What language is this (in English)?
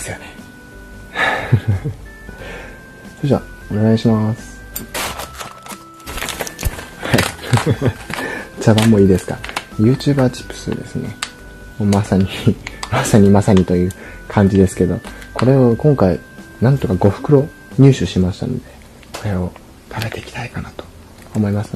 Japanese